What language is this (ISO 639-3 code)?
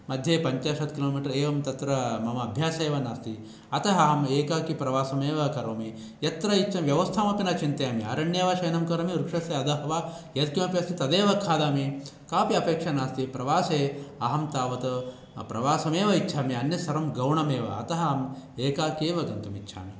san